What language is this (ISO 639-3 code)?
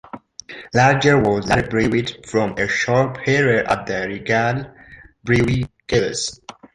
eng